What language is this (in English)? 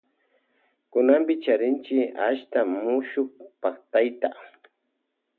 Loja Highland Quichua